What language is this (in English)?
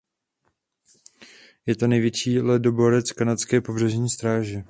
Czech